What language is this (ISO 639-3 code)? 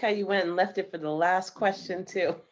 eng